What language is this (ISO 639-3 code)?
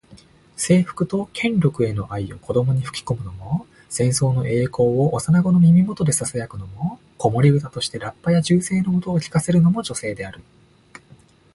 jpn